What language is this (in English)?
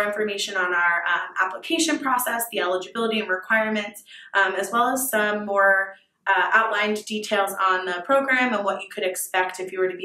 English